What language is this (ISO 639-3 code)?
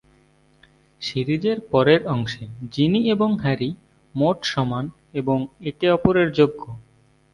ben